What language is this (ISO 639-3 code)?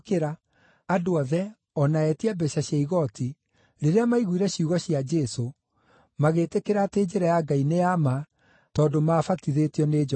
kik